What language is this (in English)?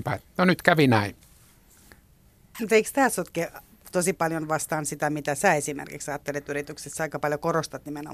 Finnish